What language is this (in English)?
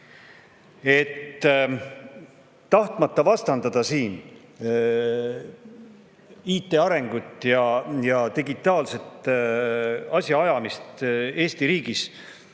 Estonian